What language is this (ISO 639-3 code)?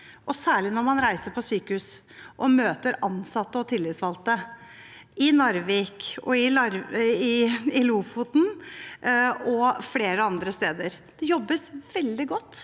nor